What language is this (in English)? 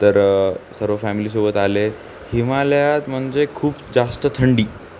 Marathi